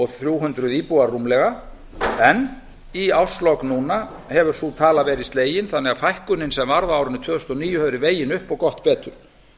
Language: Icelandic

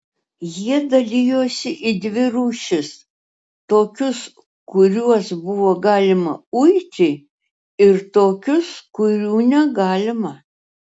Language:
Lithuanian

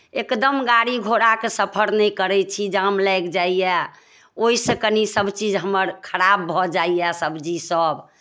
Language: Maithili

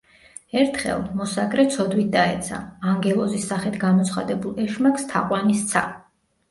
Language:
Georgian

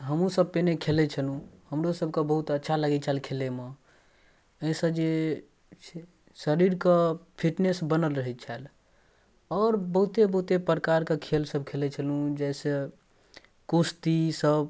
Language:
Maithili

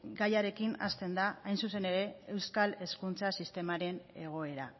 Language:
Basque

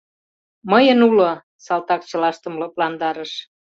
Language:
Mari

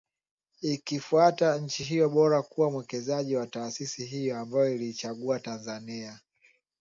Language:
Swahili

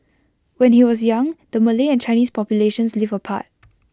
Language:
English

